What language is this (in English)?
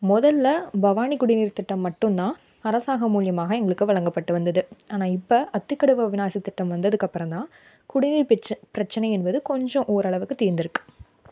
Tamil